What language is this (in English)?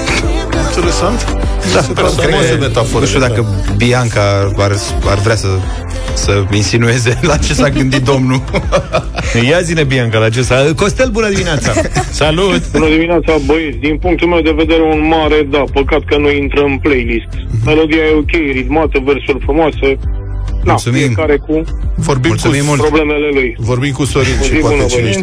Romanian